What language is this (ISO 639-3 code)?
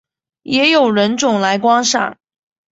zho